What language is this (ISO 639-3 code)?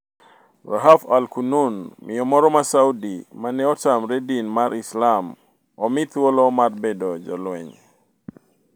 luo